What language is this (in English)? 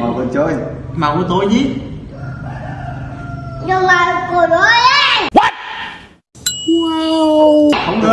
Vietnamese